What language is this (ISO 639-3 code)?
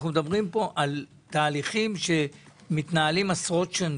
heb